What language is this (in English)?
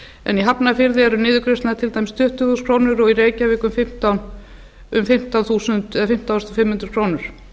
Icelandic